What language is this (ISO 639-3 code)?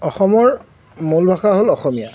asm